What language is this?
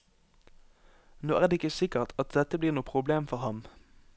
Norwegian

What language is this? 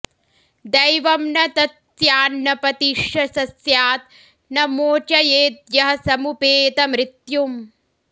Sanskrit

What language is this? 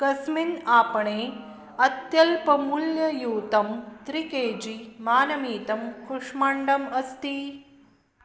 Sanskrit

